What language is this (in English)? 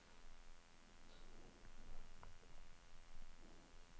Norwegian